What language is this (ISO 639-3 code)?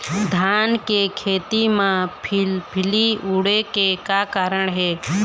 hne